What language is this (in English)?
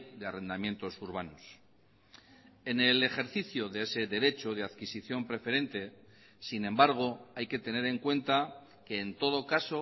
Spanish